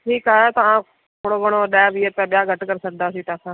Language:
Sindhi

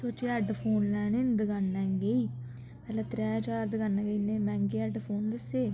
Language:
Dogri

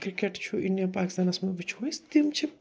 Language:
Kashmiri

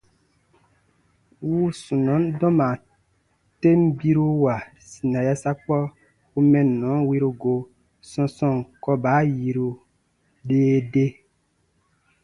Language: Baatonum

